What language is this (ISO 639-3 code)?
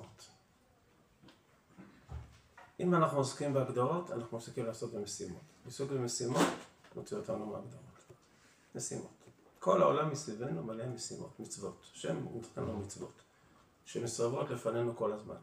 heb